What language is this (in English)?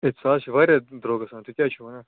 Kashmiri